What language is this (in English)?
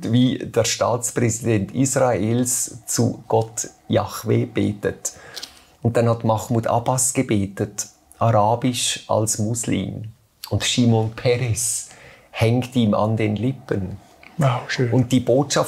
German